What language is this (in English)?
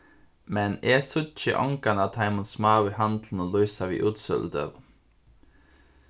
Faroese